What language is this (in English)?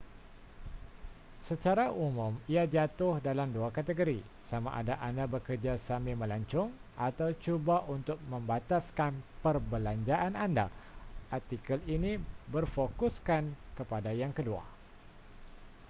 Malay